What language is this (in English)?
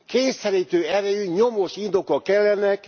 Hungarian